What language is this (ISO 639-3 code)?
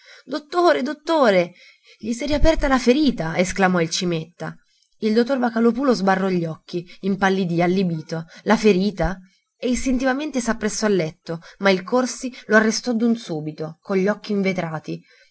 ita